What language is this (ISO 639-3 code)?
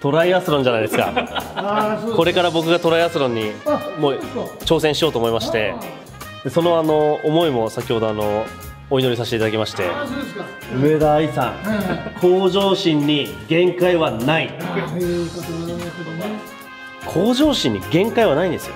jpn